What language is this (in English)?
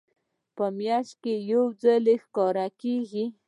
Pashto